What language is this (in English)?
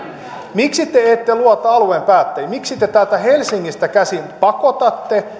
Finnish